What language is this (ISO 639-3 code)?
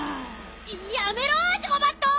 jpn